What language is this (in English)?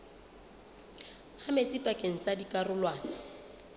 Southern Sotho